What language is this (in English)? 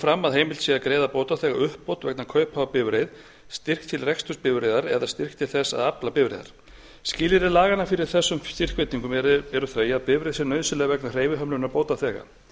Icelandic